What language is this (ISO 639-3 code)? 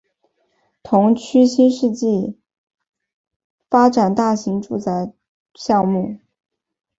zho